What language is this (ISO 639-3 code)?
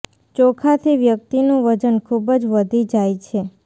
guj